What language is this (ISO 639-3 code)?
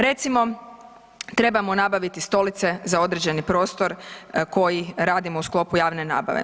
hrv